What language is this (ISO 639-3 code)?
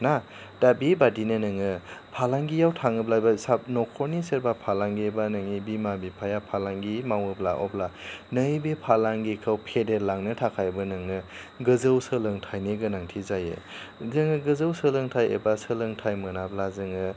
brx